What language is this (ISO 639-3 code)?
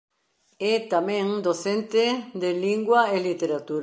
glg